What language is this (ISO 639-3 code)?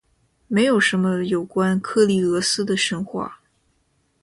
zho